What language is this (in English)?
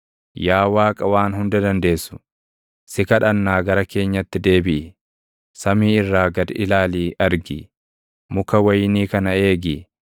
Oromo